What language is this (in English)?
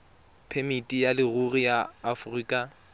Tswana